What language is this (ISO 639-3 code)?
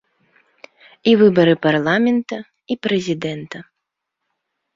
bel